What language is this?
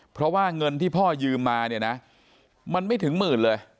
Thai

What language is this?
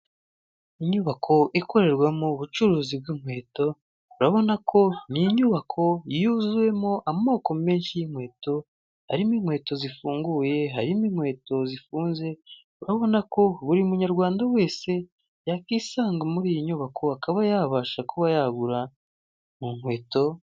Kinyarwanda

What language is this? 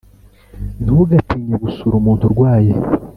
Kinyarwanda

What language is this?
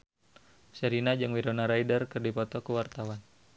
Sundanese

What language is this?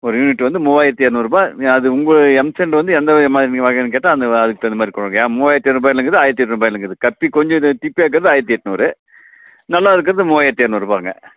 Tamil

